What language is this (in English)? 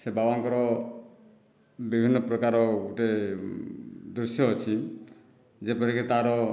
Odia